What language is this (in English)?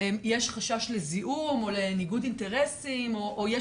Hebrew